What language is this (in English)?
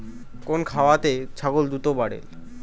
Bangla